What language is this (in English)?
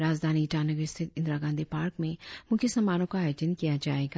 Hindi